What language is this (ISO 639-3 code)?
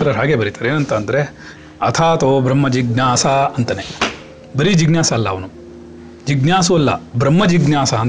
kan